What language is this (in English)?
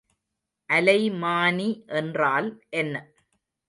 Tamil